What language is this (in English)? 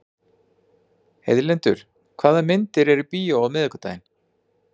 Icelandic